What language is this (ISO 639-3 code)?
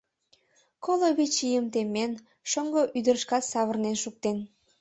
chm